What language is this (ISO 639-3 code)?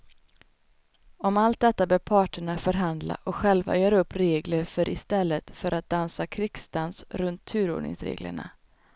swe